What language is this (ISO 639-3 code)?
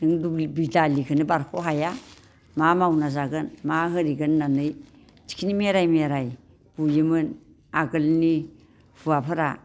brx